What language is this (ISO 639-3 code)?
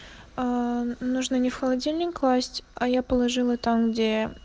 rus